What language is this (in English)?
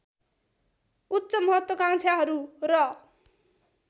Nepali